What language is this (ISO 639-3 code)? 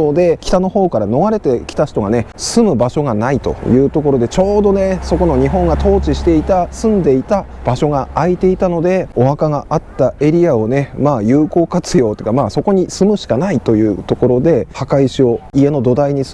jpn